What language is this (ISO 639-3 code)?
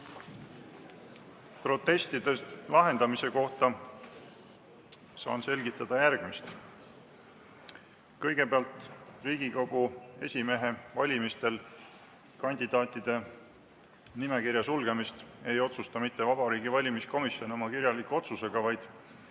est